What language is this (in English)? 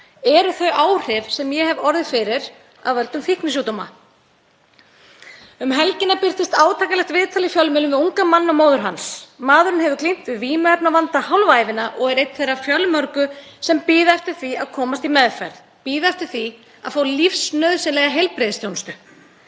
Icelandic